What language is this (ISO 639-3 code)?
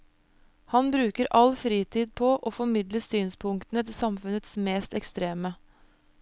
nor